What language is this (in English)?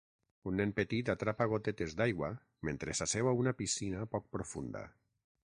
Catalan